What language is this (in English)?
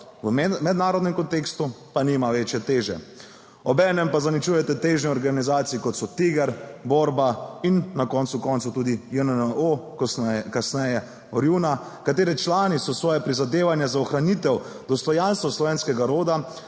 Slovenian